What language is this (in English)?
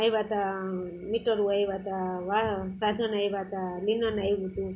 Gujarati